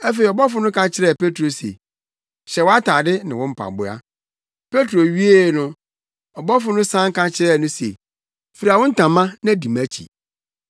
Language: Akan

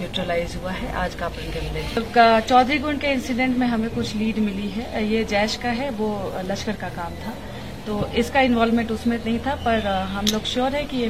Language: Urdu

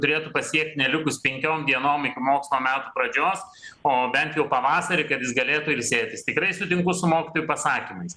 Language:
Lithuanian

